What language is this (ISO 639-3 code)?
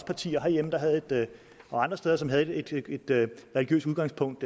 dan